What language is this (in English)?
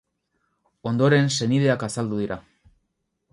Basque